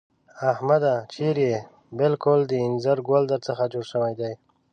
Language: Pashto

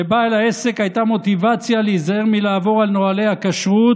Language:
Hebrew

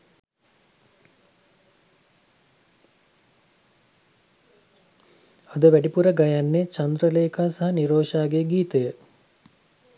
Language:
Sinhala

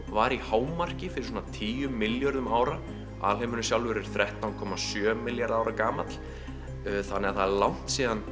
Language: Icelandic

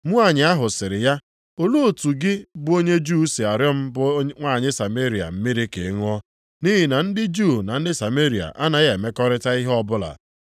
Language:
Igbo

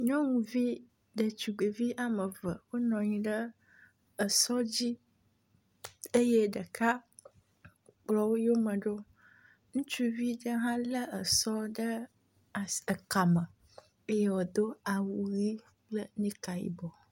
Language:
Ewe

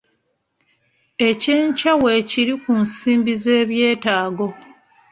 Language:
Ganda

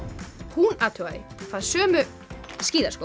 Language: Icelandic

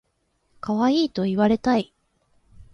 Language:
Japanese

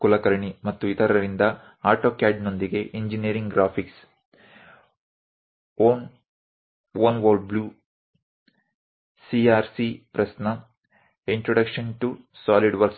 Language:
Kannada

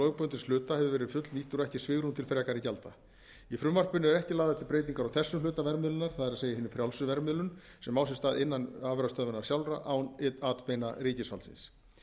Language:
Icelandic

